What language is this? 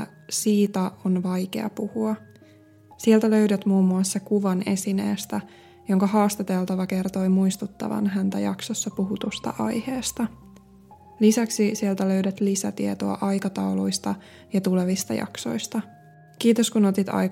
Finnish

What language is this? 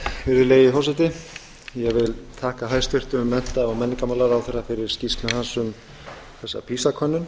Icelandic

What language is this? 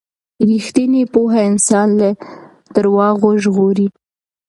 Pashto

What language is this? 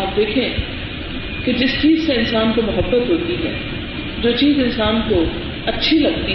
Urdu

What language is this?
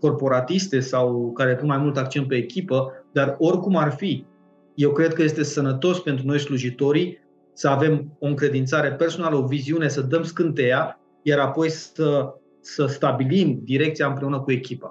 Romanian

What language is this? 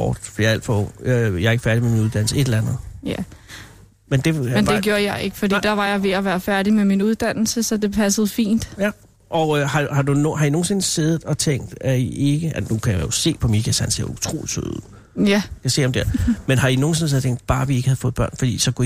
Danish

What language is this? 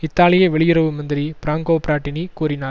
Tamil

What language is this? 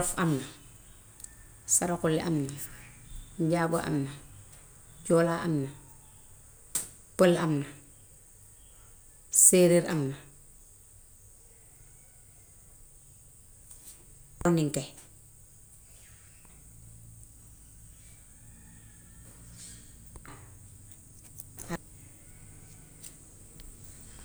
Gambian Wolof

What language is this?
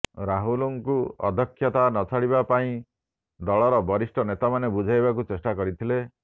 Odia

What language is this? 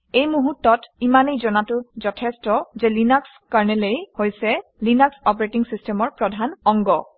Assamese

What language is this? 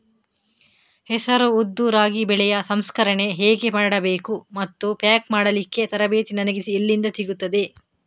Kannada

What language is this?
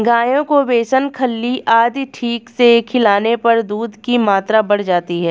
Hindi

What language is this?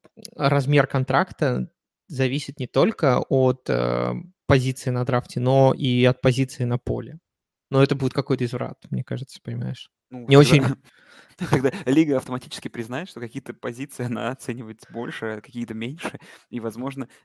Russian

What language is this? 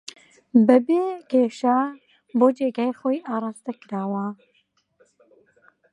Central Kurdish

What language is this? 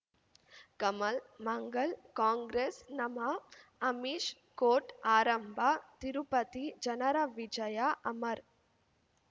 Kannada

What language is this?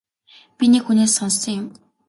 Mongolian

